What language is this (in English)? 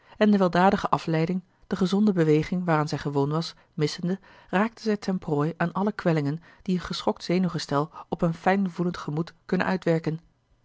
Dutch